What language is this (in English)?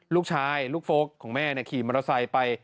Thai